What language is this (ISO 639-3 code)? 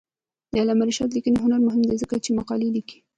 pus